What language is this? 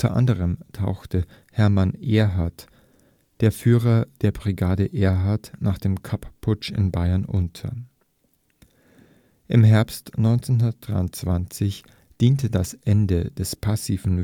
German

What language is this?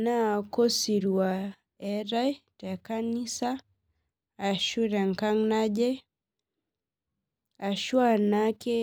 Masai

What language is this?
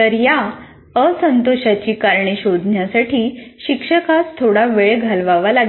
Marathi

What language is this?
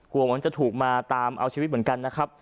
Thai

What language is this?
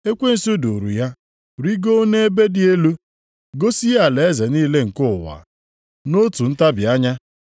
Igbo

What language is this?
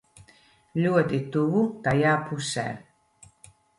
Latvian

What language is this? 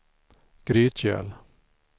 Swedish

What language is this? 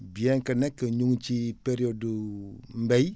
Wolof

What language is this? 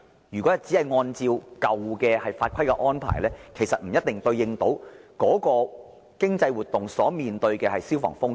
Cantonese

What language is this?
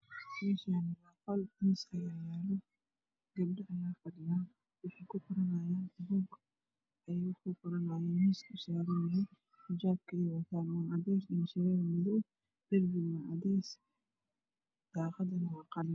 Somali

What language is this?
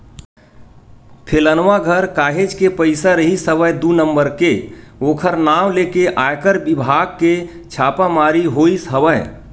Chhattisgarhi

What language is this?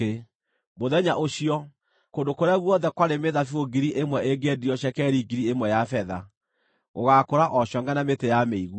Kikuyu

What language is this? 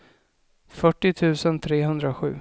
Swedish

